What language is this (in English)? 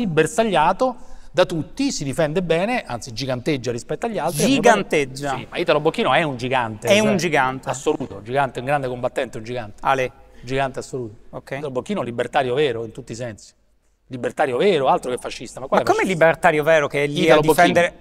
Italian